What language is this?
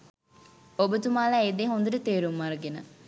Sinhala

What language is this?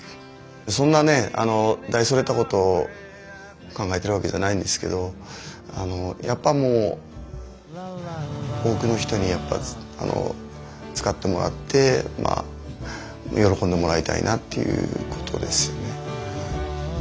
Japanese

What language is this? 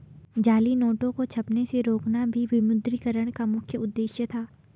Hindi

